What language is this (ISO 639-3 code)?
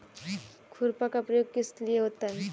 hin